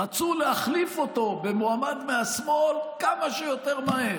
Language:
Hebrew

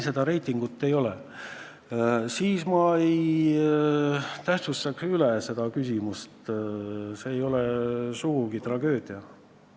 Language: Estonian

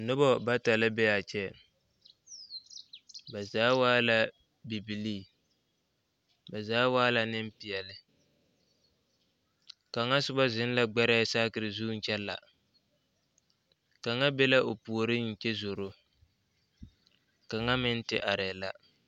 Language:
Southern Dagaare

